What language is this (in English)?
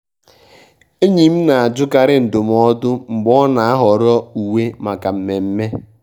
Igbo